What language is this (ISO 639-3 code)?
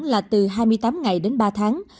vie